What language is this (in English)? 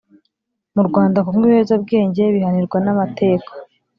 Kinyarwanda